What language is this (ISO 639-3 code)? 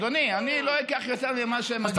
heb